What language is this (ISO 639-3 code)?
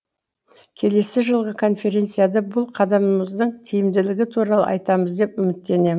kaz